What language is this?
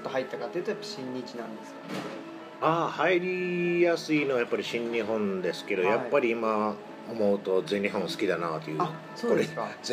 Japanese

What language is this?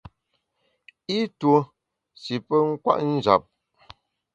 Bamun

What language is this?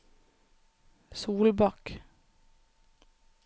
Norwegian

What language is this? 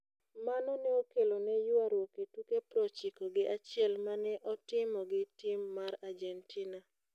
Luo (Kenya and Tanzania)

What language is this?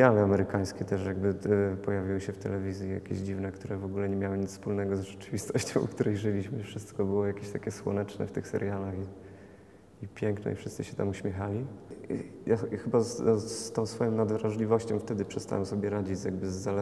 Polish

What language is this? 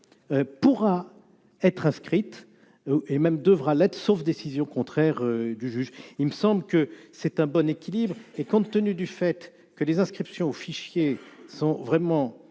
French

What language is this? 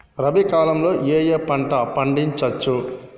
Telugu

